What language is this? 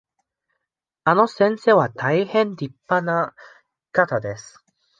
Japanese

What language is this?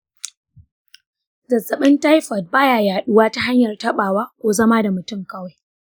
Hausa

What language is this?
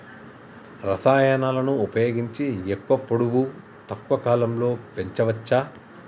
Telugu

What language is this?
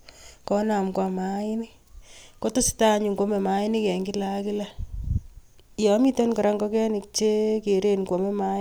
Kalenjin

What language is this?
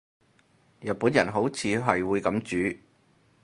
Cantonese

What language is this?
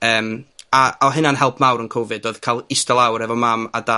Welsh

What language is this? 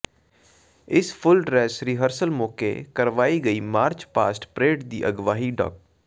Punjabi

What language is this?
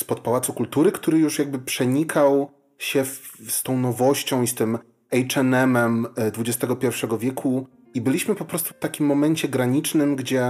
Polish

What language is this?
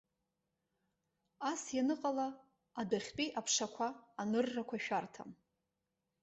Abkhazian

